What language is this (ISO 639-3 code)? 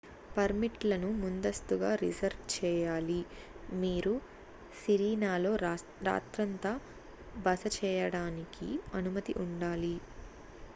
tel